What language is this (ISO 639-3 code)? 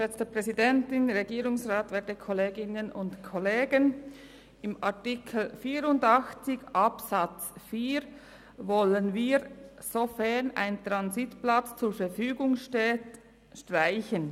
gsw